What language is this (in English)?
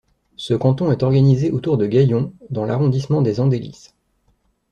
French